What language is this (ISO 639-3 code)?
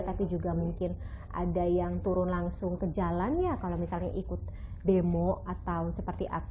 ind